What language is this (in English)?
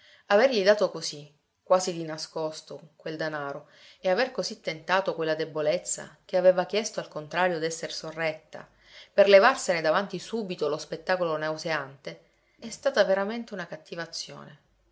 Italian